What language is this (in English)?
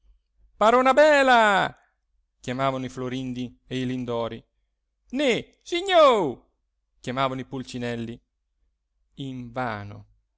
Italian